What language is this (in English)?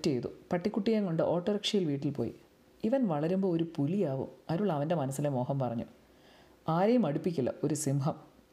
Malayalam